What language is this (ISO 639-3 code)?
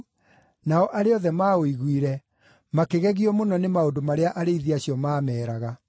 kik